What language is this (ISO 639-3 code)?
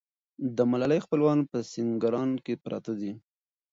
pus